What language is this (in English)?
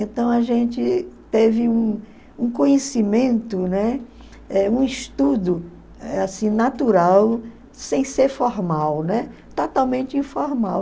Portuguese